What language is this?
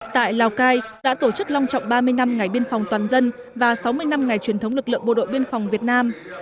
Vietnamese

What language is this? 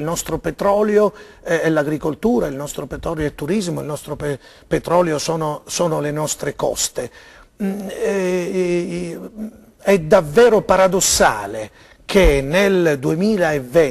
Italian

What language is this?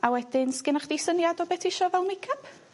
Welsh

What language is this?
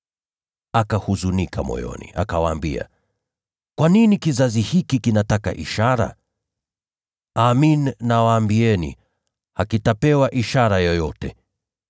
Swahili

